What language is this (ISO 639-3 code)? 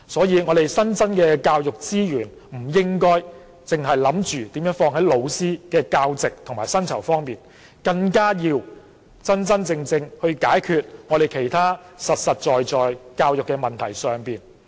yue